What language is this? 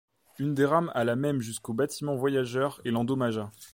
French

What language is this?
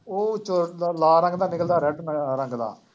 Punjabi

